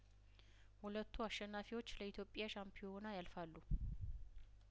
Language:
Amharic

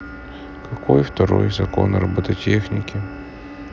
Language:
Russian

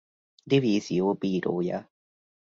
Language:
Hungarian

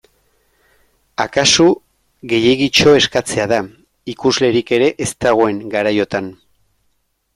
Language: Basque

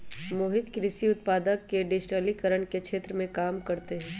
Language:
Magahi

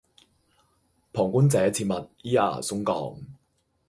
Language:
Cantonese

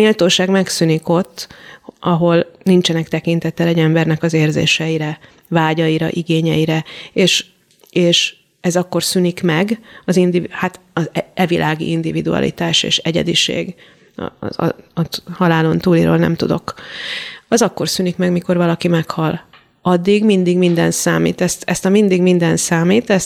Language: Hungarian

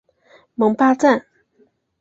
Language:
Chinese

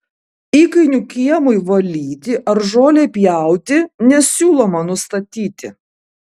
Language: Lithuanian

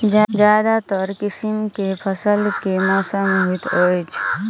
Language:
Maithili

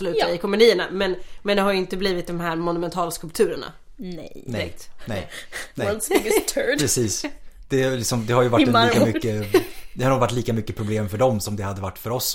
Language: Swedish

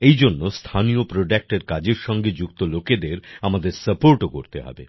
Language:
Bangla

